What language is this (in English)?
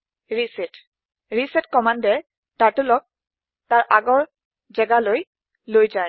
Assamese